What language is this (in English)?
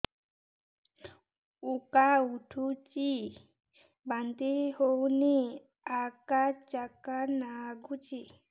Odia